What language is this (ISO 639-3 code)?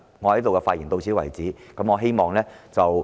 yue